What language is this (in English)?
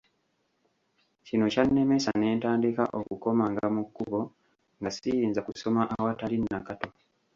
Ganda